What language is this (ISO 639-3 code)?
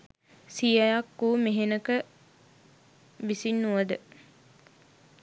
sin